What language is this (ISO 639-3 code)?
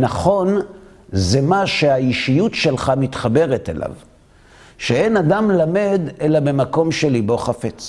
heb